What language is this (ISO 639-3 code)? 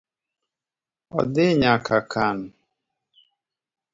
luo